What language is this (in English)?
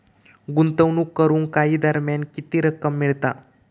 Marathi